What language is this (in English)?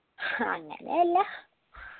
Malayalam